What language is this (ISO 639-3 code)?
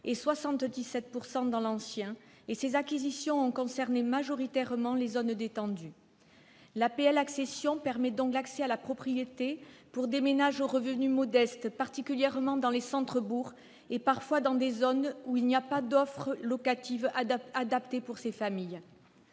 fra